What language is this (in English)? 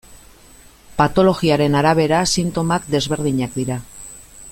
Basque